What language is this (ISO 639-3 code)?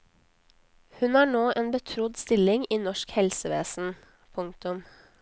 nor